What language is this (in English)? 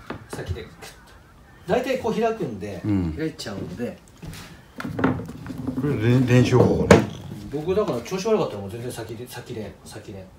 Japanese